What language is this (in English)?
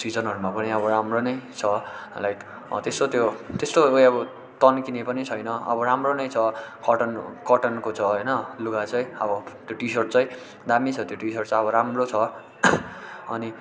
Nepali